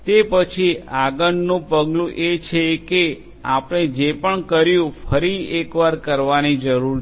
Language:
Gujarati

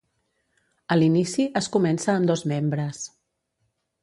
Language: Catalan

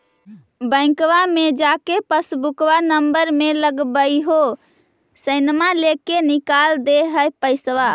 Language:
Magahi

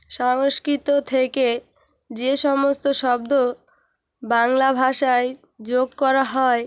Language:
Bangla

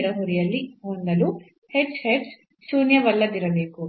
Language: Kannada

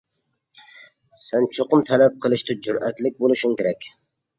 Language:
Uyghur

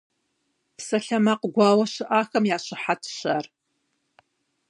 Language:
Kabardian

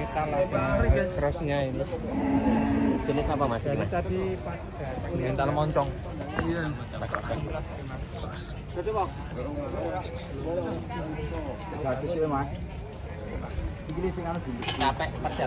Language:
Arabic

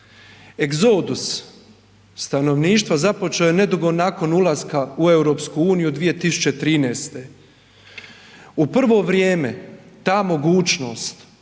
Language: Croatian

